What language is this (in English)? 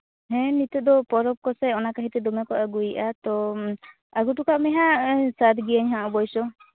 Santali